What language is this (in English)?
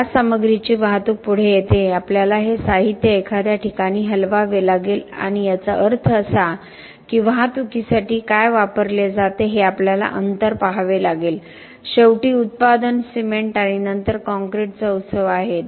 Marathi